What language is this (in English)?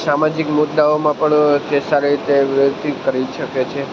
Gujarati